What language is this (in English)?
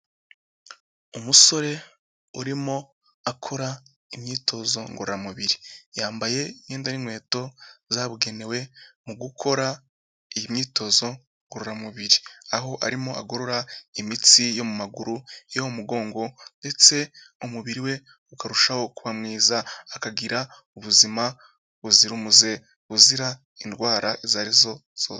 Kinyarwanda